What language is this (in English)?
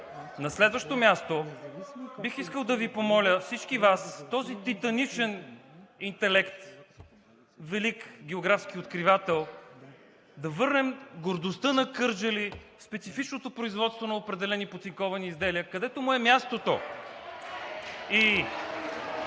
Bulgarian